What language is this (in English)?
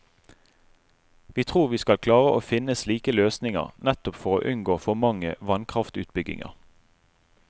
Norwegian